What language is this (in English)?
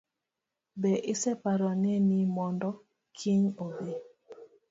Luo (Kenya and Tanzania)